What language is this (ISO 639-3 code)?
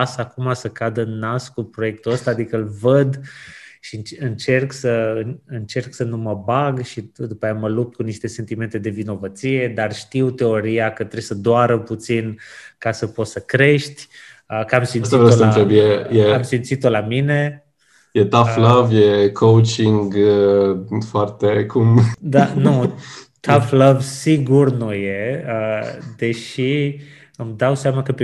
ron